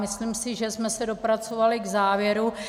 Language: Czech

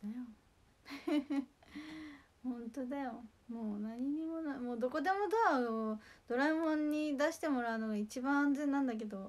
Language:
Japanese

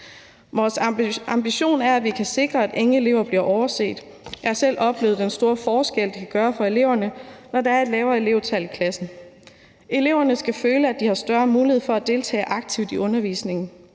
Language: Danish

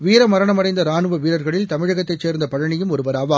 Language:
Tamil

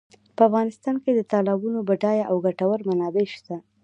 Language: Pashto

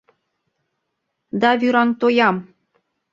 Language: Mari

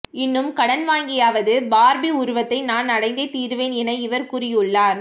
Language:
Tamil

